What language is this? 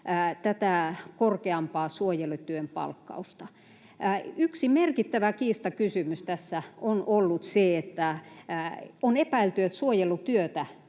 Finnish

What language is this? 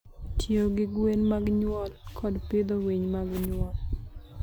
Luo (Kenya and Tanzania)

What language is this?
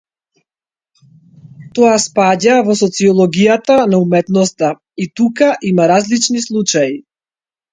Macedonian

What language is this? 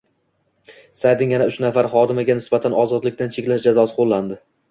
Uzbek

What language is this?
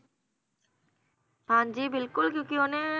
Punjabi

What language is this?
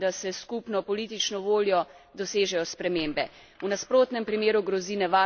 Slovenian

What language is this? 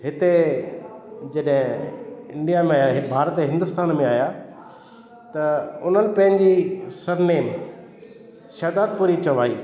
Sindhi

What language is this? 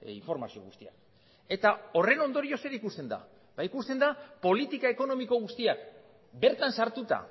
Basque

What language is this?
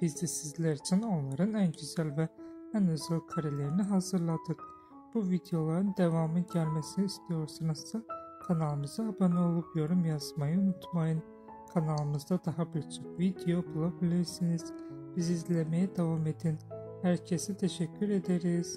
Turkish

